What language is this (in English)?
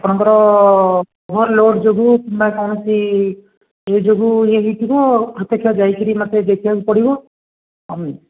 Odia